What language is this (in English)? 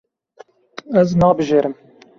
Kurdish